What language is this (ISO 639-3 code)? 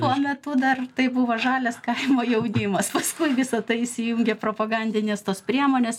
lit